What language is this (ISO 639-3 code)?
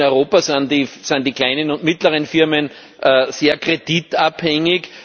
deu